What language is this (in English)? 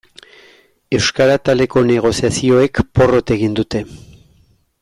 Basque